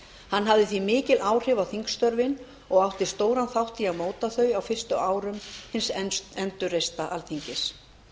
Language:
Icelandic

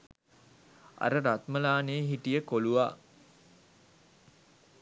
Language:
Sinhala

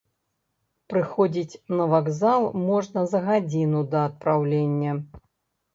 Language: Belarusian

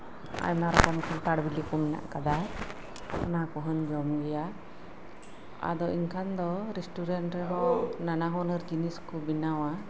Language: Santali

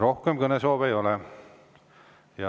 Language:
Estonian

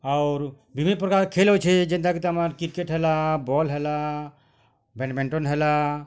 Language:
Odia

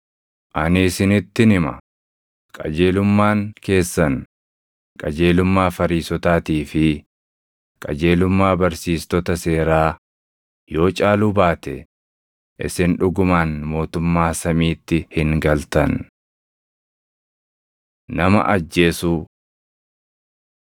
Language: Oromo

